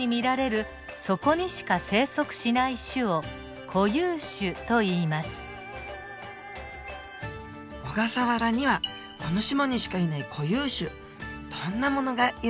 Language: Japanese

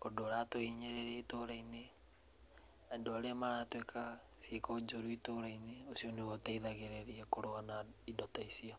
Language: Kikuyu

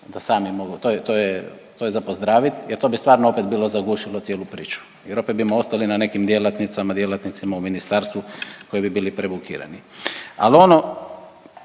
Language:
Croatian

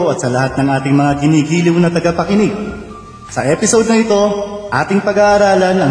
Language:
Filipino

